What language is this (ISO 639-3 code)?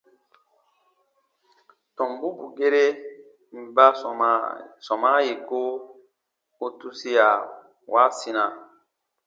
bba